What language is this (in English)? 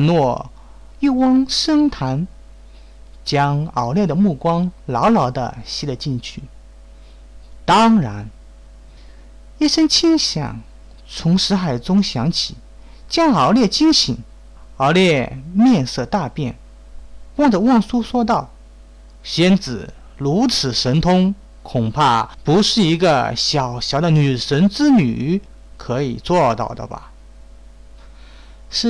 Chinese